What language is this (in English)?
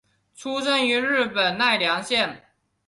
Chinese